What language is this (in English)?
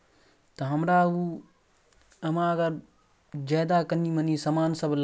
Maithili